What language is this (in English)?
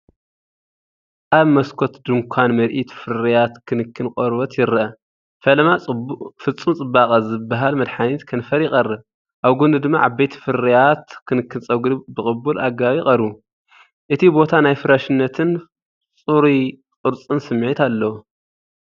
Tigrinya